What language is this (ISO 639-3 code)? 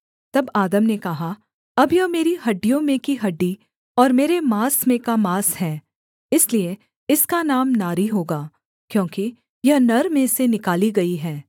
hin